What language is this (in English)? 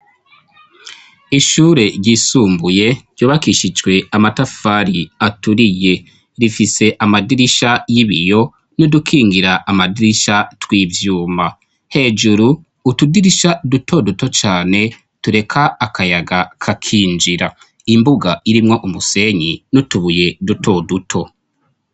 Rundi